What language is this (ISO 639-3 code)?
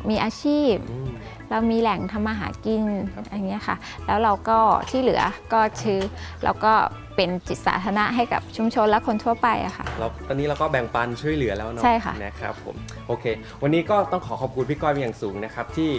tha